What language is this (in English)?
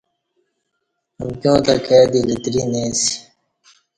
Kati